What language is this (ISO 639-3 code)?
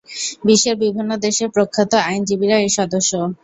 ben